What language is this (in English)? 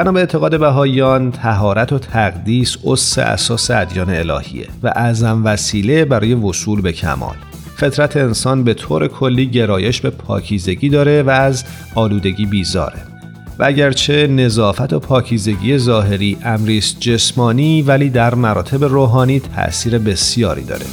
Persian